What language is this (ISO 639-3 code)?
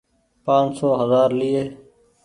gig